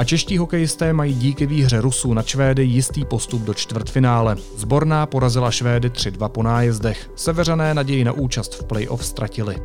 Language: Czech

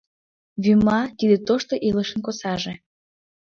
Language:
Mari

